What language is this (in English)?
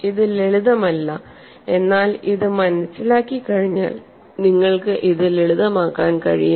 Malayalam